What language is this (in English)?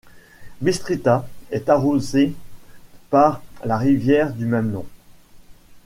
French